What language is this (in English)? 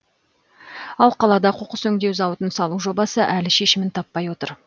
Kazakh